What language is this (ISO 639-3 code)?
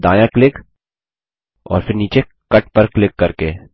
hin